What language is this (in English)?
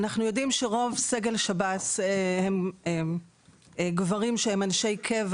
Hebrew